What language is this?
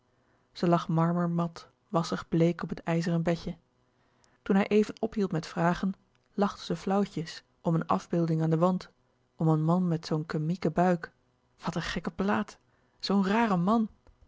Dutch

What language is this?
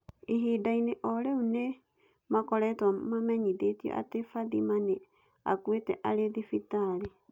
Kikuyu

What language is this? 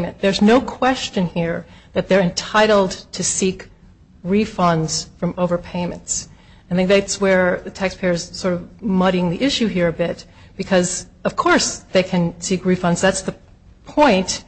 English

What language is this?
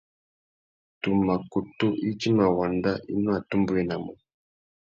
Tuki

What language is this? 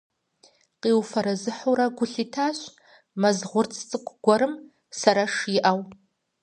Kabardian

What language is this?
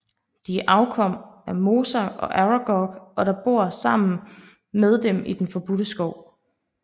Danish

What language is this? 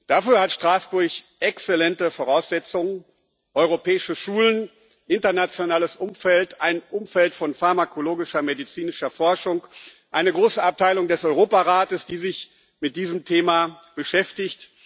German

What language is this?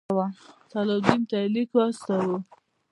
Pashto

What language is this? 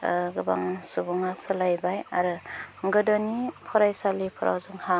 Bodo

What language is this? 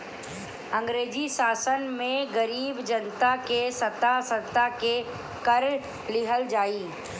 Bhojpuri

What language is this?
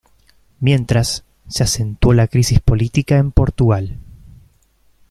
Spanish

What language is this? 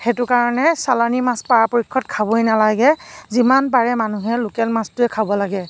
Assamese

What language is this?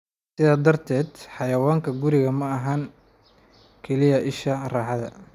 Somali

